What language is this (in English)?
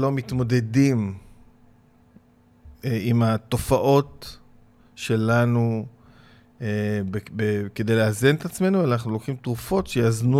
Hebrew